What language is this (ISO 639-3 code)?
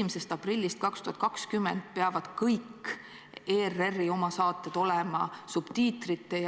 est